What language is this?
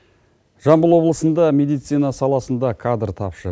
Kazakh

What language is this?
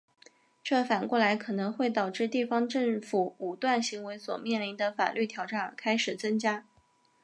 Chinese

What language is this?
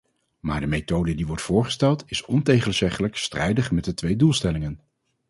Dutch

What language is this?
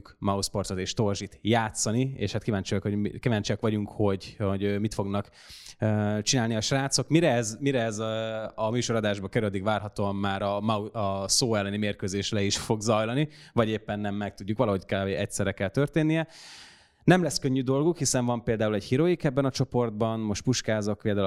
Hungarian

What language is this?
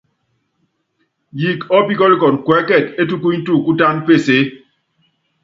Yangben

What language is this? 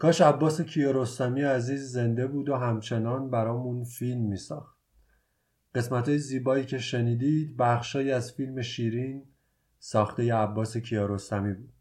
Persian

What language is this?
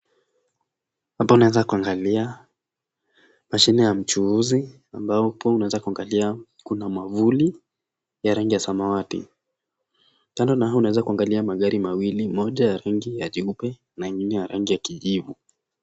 Swahili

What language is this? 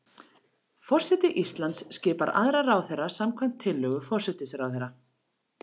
Icelandic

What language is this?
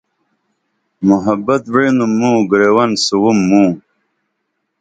Dameli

